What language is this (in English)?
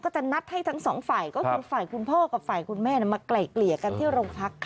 Thai